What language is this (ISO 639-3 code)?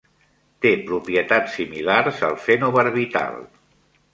cat